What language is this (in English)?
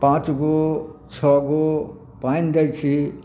Maithili